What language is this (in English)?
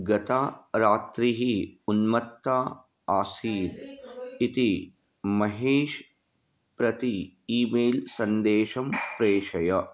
Sanskrit